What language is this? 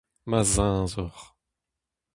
Breton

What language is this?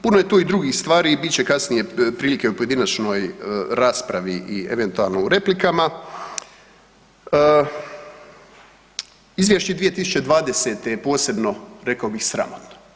Croatian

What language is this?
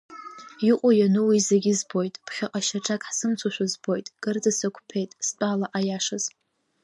Abkhazian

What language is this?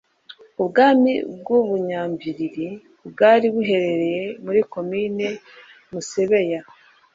Kinyarwanda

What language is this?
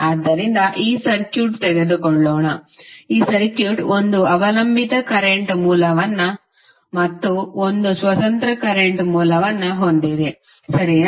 Kannada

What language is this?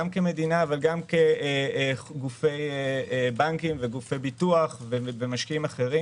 Hebrew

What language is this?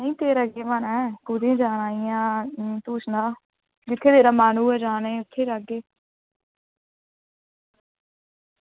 Dogri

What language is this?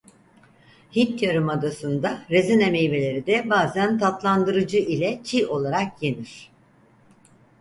Turkish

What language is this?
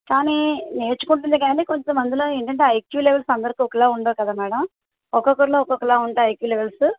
Telugu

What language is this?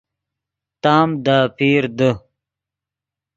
Yidgha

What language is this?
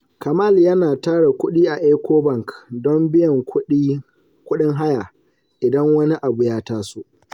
Hausa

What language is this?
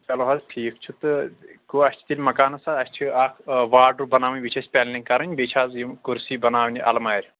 Kashmiri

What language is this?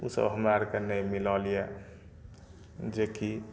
Maithili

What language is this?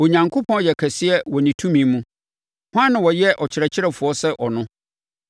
Akan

